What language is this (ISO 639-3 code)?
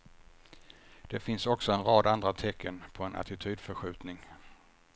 swe